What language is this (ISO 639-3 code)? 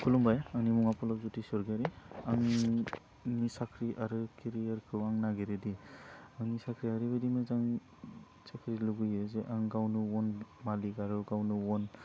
brx